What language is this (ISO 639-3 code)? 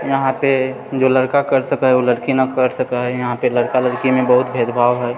mai